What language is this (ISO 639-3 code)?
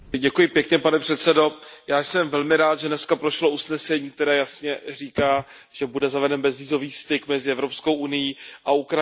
ces